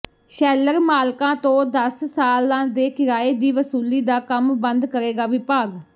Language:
Punjabi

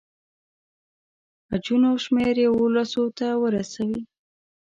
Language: Pashto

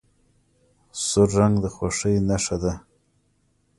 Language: Pashto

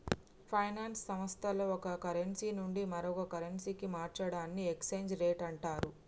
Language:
Telugu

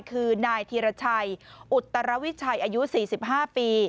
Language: Thai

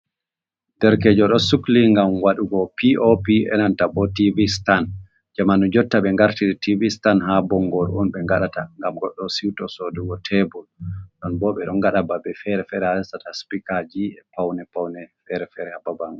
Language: Fula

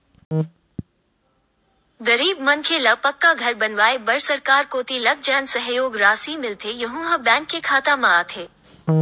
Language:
Chhattisgarhi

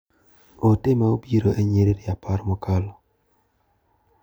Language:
Luo (Kenya and Tanzania)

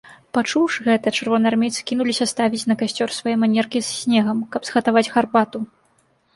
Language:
Belarusian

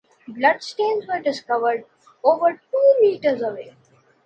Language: English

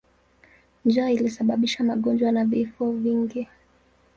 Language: Swahili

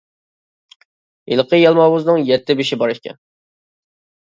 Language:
Uyghur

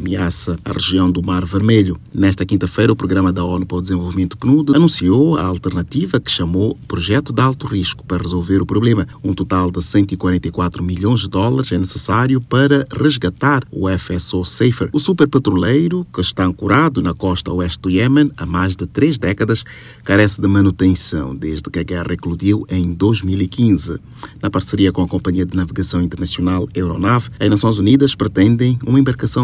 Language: Portuguese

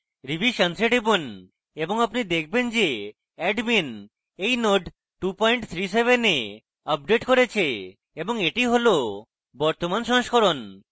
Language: Bangla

